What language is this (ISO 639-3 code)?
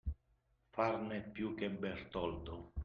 ita